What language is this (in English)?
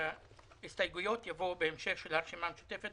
Hebrew